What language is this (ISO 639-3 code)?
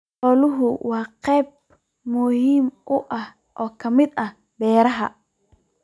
som